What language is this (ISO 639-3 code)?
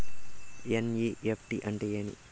tel